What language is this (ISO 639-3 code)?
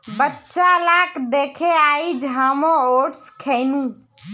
mag